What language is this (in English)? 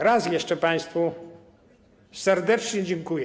Polish